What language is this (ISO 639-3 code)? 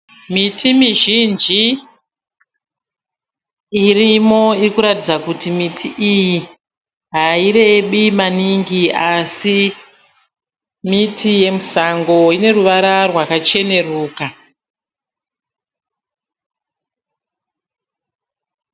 sna